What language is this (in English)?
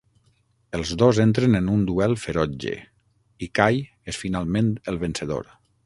Catalan